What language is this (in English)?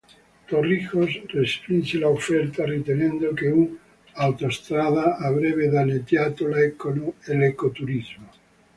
Italian